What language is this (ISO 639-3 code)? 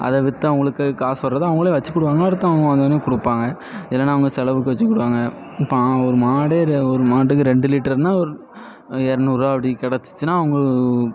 tam